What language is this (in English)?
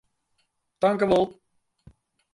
Western Frisian